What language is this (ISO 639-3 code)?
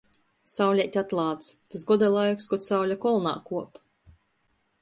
ltg